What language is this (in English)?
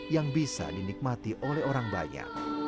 Indonesian